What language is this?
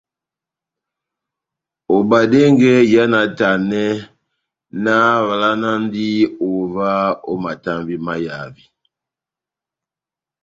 Batanga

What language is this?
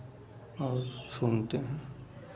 Hindi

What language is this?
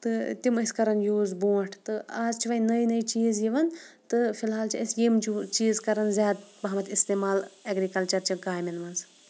Kashmiri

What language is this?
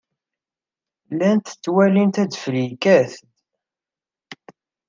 Kabyle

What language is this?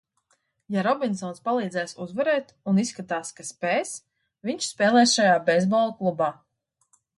Latvian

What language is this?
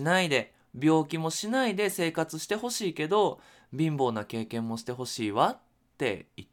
Japanese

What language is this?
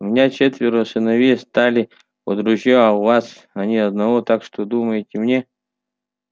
Russian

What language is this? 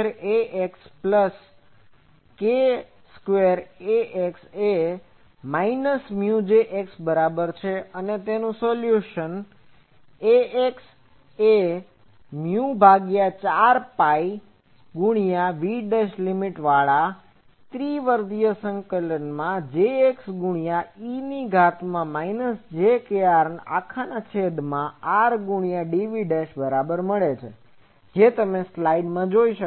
Gujarati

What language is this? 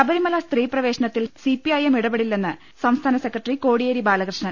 Malayalam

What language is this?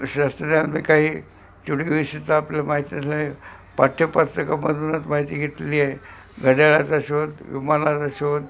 Marathi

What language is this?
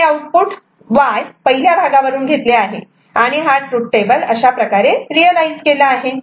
Marathi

